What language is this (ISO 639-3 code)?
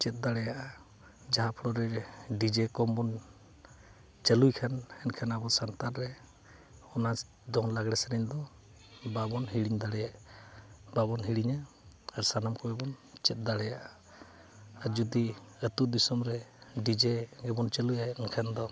sat